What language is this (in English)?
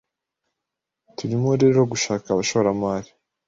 Kinyarwanda